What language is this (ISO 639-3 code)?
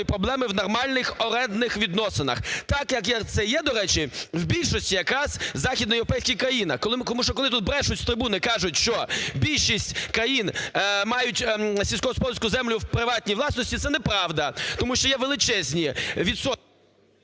ukr